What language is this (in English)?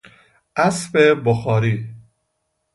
Persian